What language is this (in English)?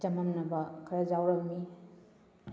Manipuri